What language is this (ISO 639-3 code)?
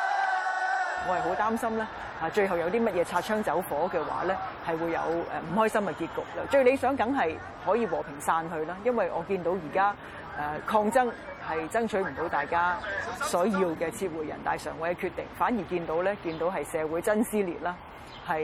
zho